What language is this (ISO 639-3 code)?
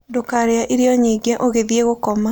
kik